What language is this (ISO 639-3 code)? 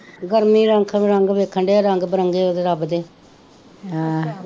pan